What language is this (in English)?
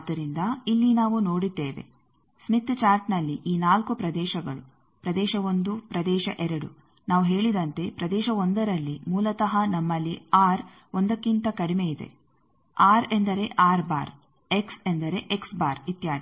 Kannada